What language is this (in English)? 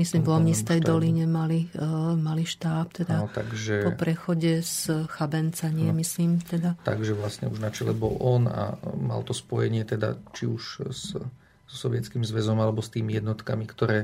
Slovak